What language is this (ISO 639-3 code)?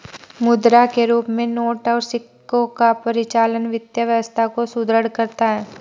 hin